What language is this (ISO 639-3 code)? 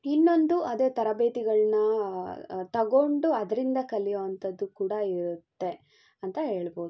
kan